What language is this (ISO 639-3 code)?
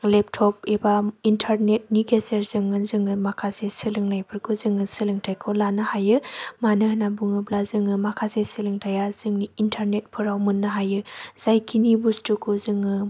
brx